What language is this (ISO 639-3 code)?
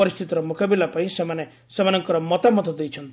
ori